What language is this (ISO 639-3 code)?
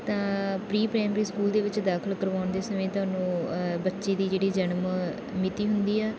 pan